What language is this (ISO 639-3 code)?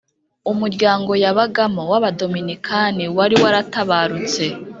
kin